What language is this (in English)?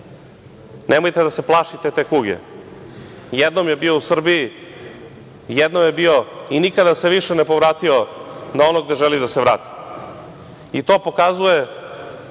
Serbian